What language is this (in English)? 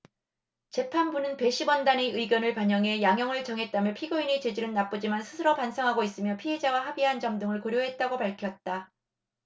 Korean